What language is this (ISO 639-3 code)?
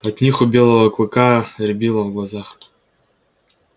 rus